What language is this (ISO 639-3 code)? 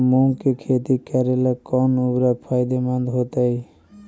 mag